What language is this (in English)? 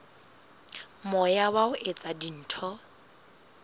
Southern Sotho